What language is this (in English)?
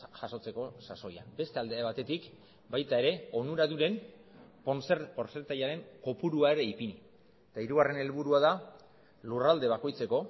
Basque